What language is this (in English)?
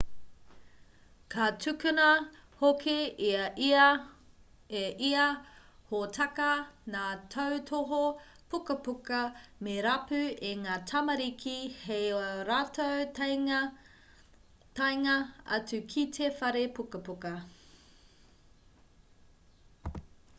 Māori